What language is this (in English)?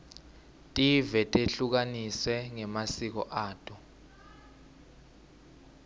Swati